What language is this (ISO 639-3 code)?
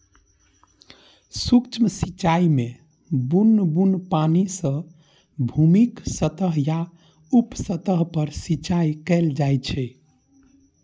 mai